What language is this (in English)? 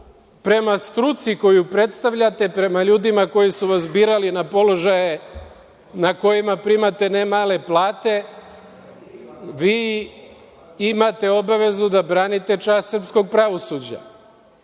Serbian